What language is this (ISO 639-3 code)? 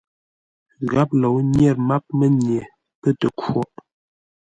nla